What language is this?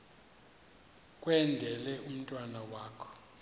Xhosa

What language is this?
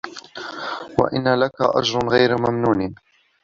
Arabic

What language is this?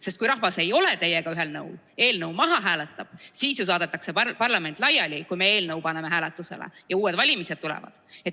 Estonian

